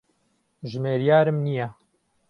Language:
Central Kurdish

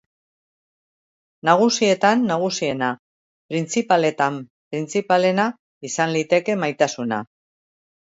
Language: Basque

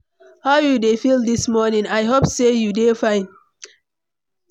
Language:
Nigerian Pidgin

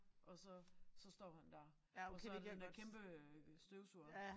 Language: Danish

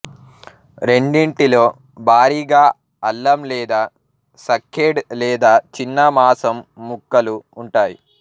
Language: Telugu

